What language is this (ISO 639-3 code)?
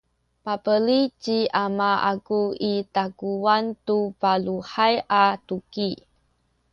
szy